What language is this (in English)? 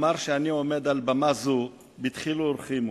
Hebrew